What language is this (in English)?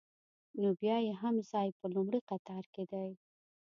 Pashto